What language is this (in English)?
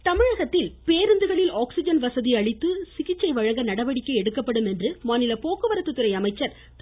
Tamil